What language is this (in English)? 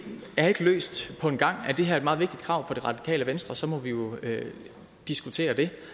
Danish